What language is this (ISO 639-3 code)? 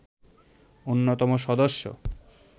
ben